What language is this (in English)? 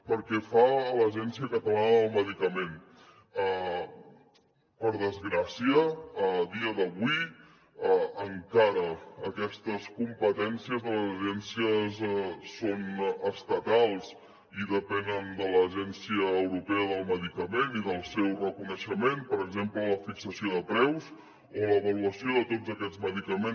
Catalan